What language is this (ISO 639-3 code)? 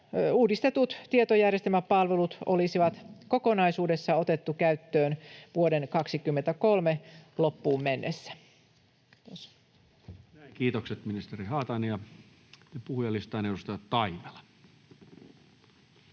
fin